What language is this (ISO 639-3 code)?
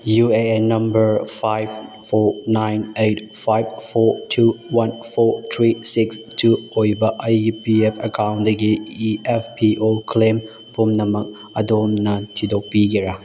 mni